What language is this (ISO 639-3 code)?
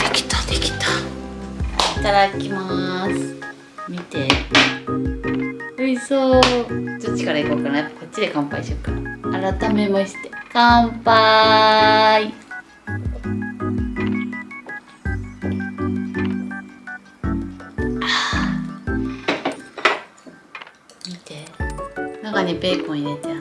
jpn